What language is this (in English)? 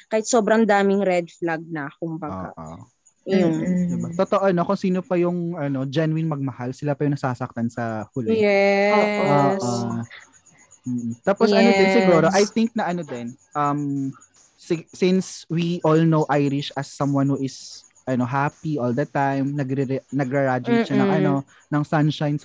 Filipino